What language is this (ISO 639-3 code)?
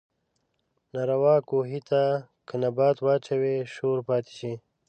pus